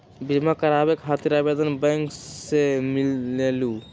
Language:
Magahi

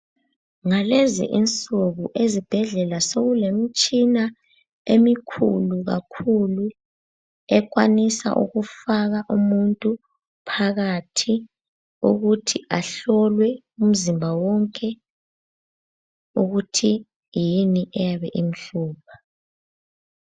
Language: North Ndebele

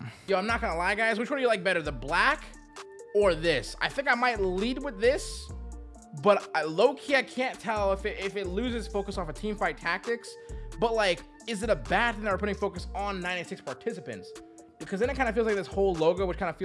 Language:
English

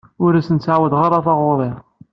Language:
Kabyle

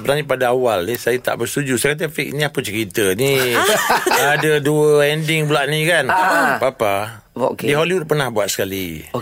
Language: Malay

